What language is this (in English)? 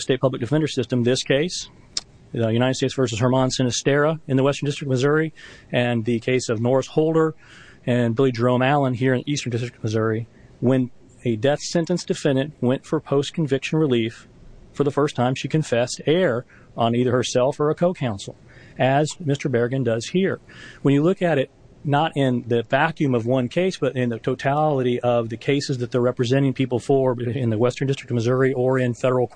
English